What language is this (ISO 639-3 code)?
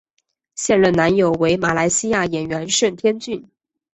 zho